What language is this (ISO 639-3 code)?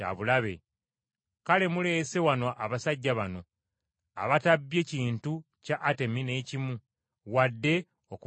lug